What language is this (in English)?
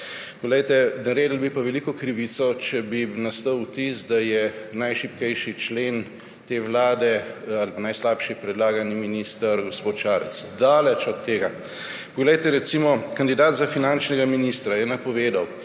Slovenian